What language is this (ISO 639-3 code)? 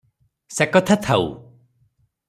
ori